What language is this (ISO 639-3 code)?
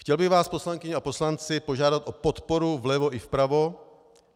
ces